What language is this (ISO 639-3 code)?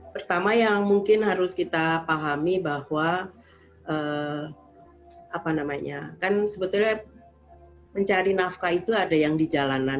ind